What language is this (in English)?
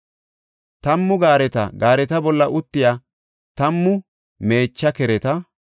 Gofa